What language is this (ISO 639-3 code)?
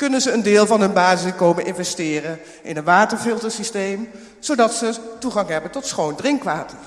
nld